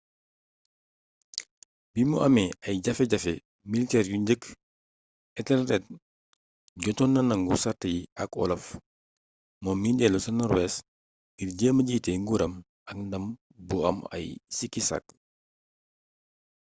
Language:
Wolof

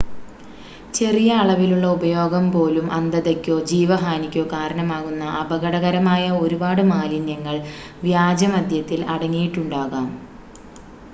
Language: Malayalam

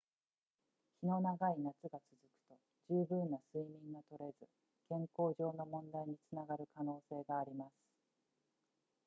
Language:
Japanese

